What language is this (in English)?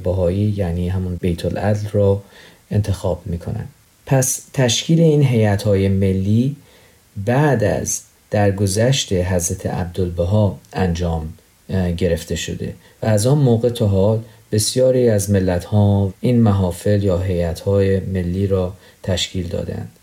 Persian